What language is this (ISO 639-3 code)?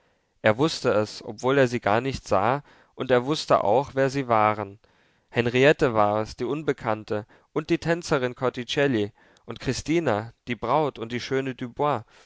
deu